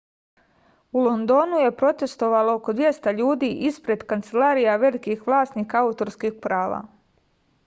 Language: Serbian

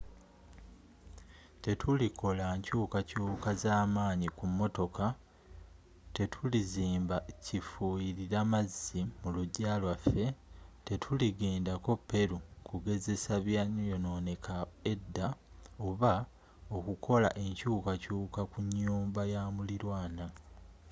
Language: Ganda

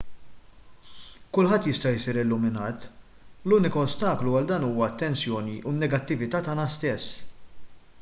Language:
Maltese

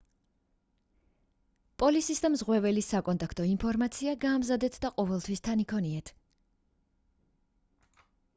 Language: Georgian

